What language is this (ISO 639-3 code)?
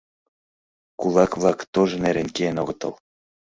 chm